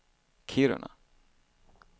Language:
Swedish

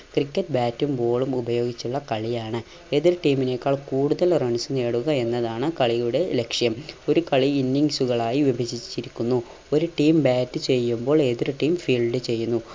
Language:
Malayalam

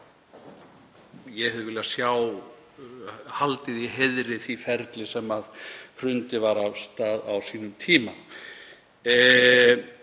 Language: Icelandic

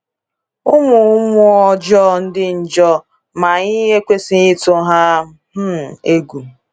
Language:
Igbo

